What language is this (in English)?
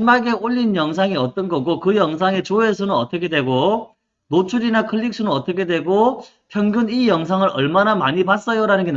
Korean